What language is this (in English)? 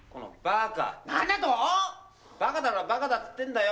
Japanese